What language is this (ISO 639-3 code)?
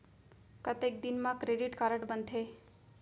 hne